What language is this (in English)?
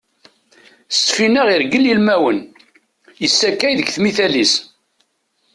Kabyle